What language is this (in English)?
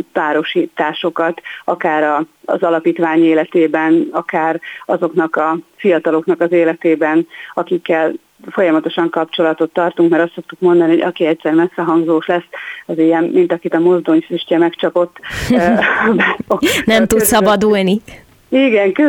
Hungarian